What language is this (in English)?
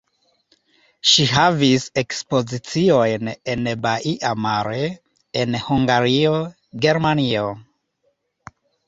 Esperanto